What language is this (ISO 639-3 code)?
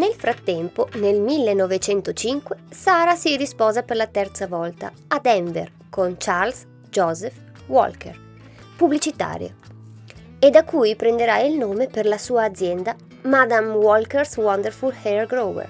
ita